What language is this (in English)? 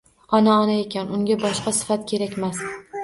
Uzbek